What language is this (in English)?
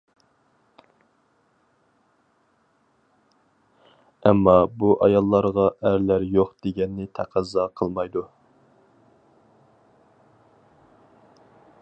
Uyghur